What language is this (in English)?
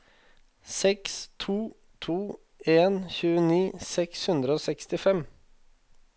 Norwegian